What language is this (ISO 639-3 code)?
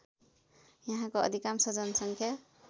nep